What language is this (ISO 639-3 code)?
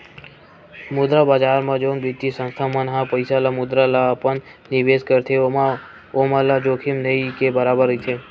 hne